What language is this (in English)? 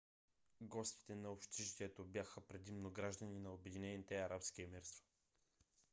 Bulgarian